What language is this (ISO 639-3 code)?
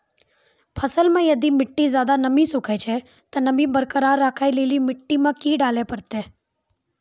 mai